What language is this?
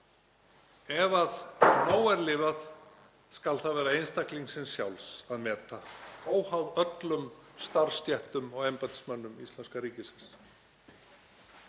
Icelandic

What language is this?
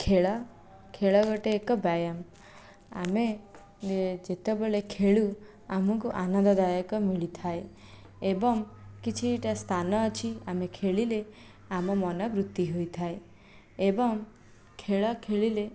Odia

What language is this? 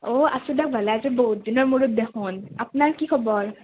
Assamese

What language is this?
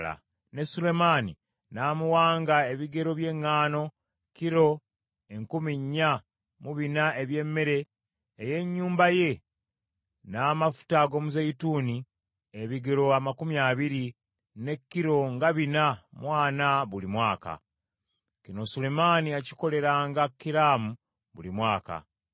Ganda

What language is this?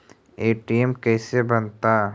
Magahi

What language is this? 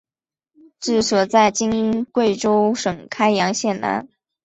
Chinese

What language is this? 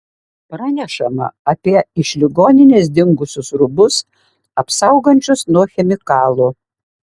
Lithuanian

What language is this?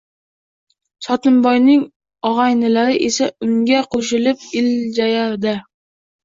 Uzbek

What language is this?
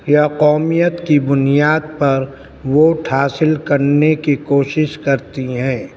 Urdu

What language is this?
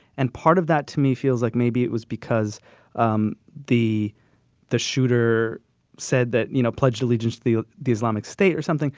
English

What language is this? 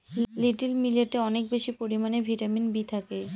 Bangla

